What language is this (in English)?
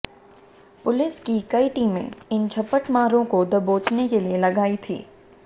Hindi